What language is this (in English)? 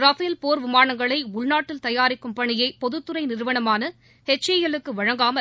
Tamil